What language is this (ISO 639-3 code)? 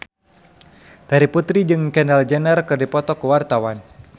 sun